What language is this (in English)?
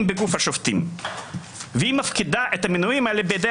Hebrew